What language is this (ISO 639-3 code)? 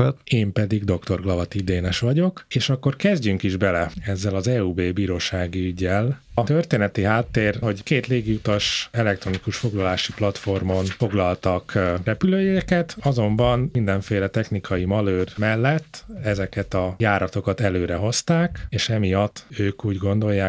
hun